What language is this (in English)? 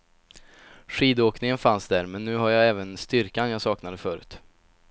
Swedish